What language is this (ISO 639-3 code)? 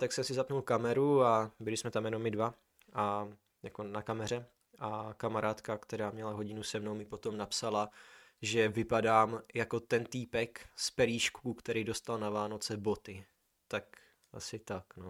ces